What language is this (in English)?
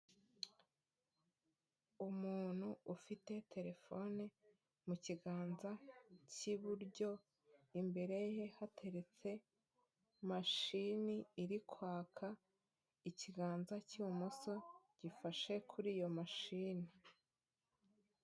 Kinyarwanda